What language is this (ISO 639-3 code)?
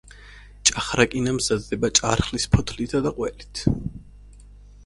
kat